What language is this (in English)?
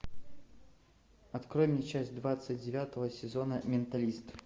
Russian